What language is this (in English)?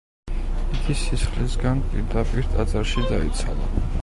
Georgian